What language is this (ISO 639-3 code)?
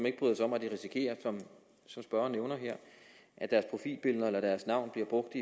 dan